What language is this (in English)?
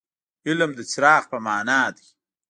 Pashto